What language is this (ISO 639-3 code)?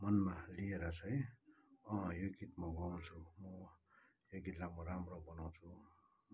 nep